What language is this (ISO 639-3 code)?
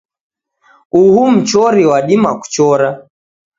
dav